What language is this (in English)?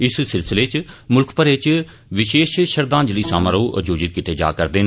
Dogri